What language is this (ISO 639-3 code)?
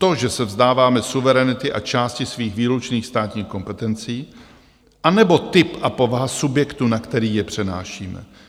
ces